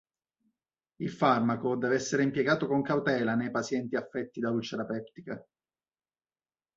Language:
Italian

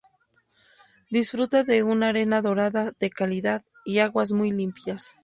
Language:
Spanish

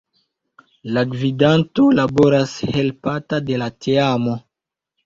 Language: Esperanto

